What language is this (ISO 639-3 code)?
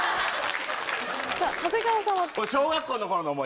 jpn